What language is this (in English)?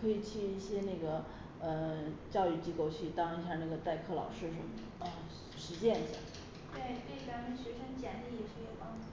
Chinese